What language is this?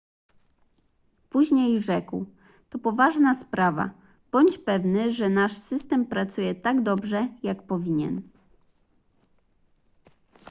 Polish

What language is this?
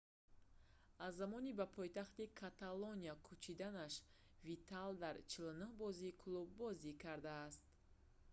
Tajik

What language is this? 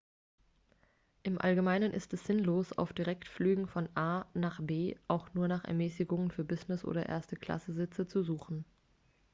German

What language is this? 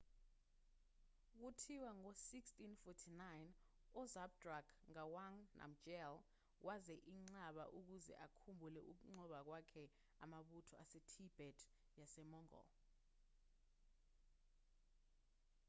Zulu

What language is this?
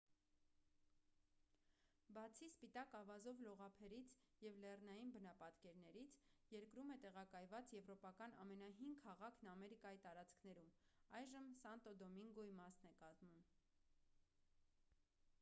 Armenian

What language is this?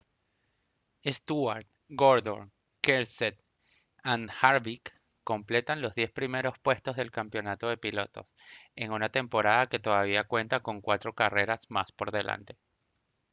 Spanish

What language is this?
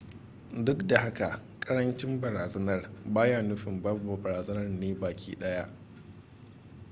Hausa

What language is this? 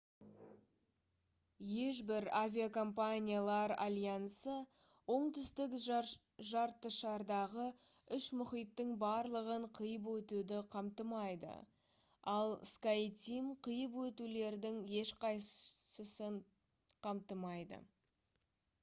Kazakh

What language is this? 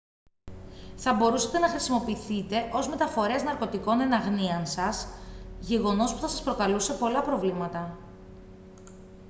Greek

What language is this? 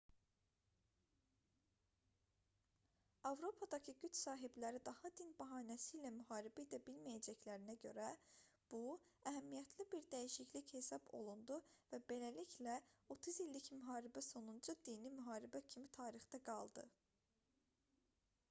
Azerbaijani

